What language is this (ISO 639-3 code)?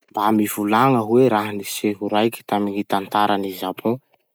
msh